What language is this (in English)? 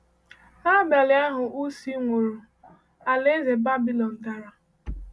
Igbo